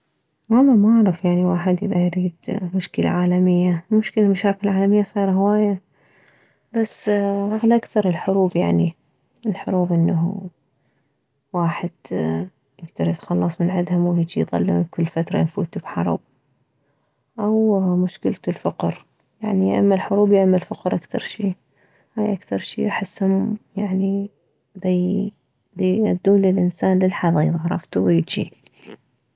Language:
Mesopotamian Arabic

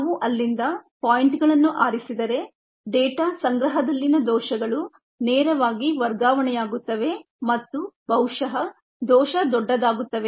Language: Kannada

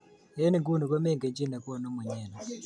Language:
Kalenjin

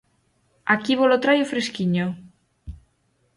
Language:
Galician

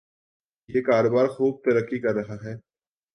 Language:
Urdu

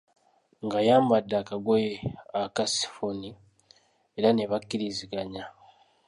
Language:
Ganda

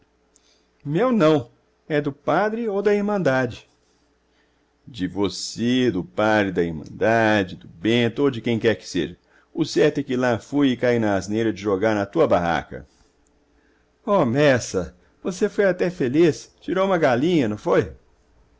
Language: Portuguese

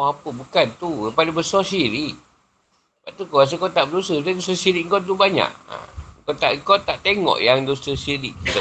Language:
Malay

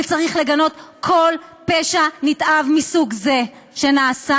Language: Hebrew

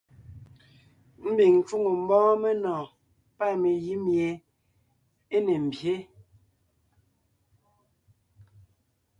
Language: Ngiemboon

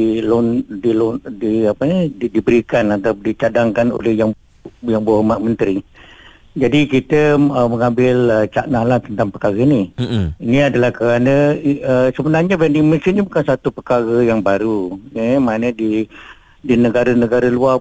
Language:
Malay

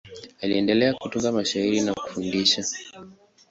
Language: Swahili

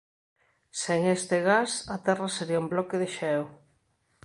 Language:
Galician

